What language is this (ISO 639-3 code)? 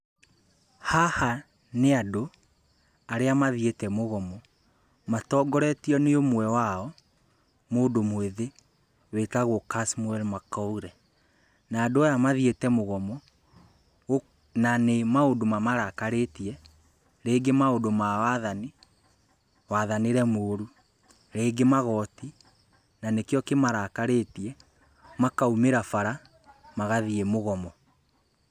kik